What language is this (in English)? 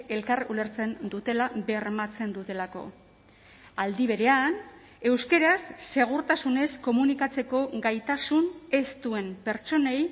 Basque